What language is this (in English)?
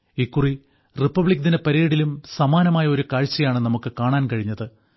Malayalam